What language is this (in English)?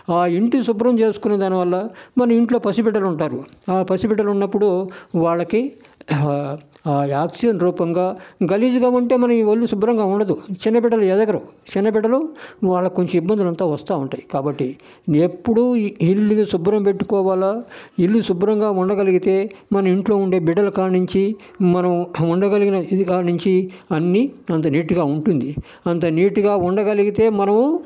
Telugu